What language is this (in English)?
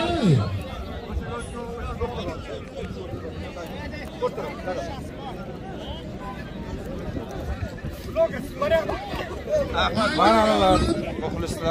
Turkish